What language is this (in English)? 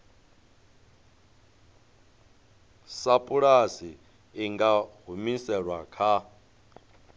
Venda